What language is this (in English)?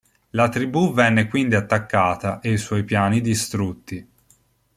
Italian